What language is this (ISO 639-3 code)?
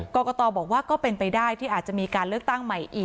tha